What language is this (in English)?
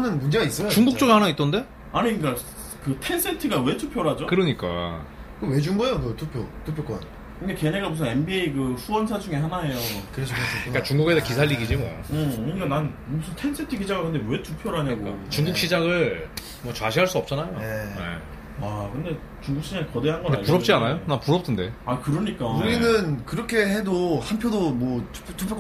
Korean